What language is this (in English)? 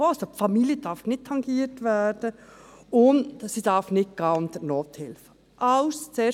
Swiss German